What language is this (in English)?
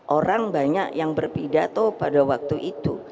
Indonesian